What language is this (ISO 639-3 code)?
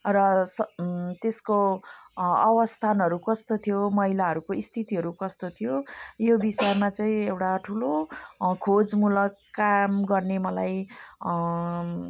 nep